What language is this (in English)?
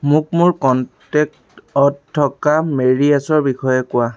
Assamese